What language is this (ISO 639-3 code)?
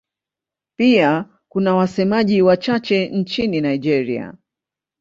swa